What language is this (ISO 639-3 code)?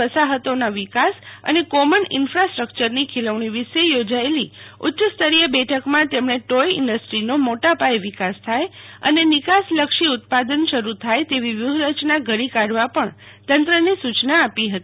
guj